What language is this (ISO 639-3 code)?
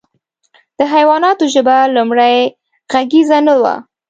pus